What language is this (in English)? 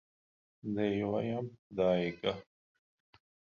Latvian